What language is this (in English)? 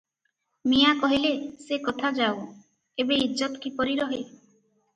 Odia